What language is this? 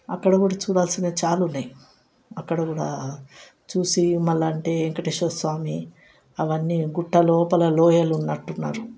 Telugu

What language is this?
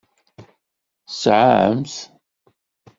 Kabyle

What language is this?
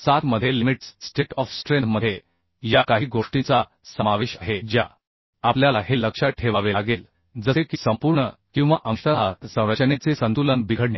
Marathi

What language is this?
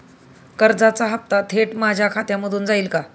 Marathi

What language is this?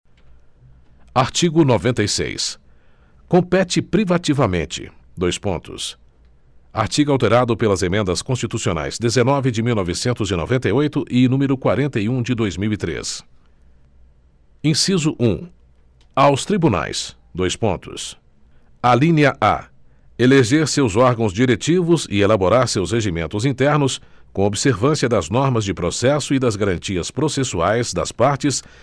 Portuguese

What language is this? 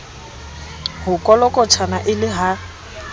Southern Sotho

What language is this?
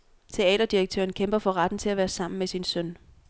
Danish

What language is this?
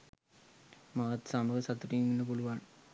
Sinhala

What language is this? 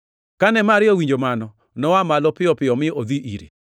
Luo (Kenya and Tanzania)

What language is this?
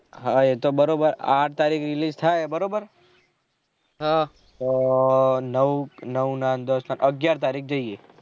Gujarati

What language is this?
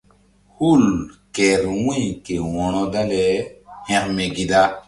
Mbum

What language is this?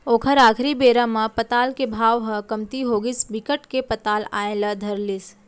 Chhattisgarhi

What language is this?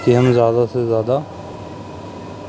Urdu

